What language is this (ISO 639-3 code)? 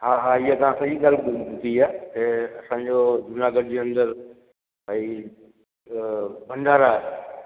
snd